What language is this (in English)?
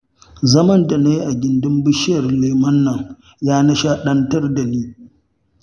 Hausa